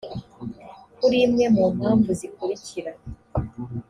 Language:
Kinyarwanda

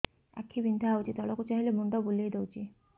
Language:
Odia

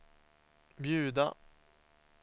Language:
Swedish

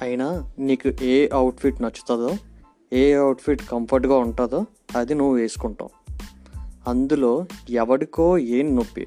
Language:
Telugu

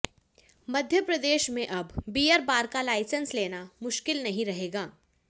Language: Hindi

